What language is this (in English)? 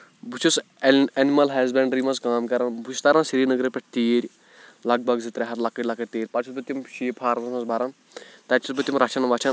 Kashmiri